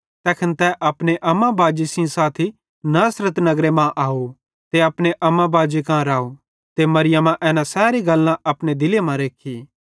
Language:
Bhadrawahi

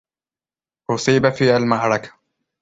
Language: Arabic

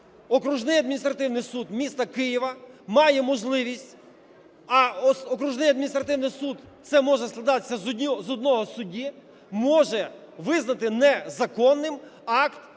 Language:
Ukrainian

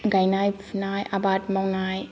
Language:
Bodo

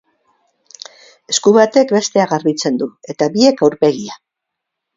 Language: Basque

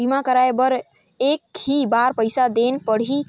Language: Chhattisgarhi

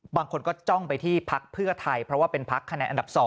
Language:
Thai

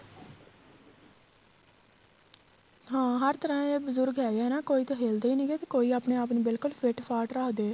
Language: Punjabi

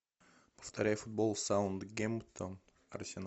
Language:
Russian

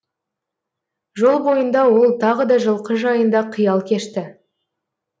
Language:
Kazakh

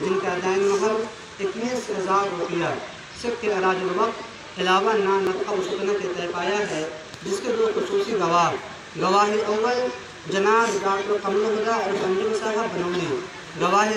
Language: Arabic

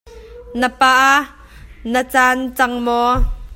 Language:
Hakha Chin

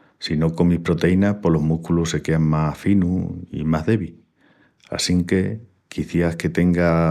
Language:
Extremaduran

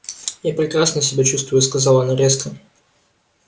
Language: Russian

